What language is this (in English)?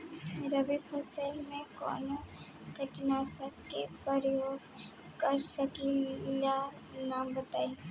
Bhojpuri